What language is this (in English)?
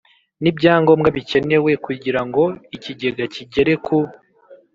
Kinyarwanda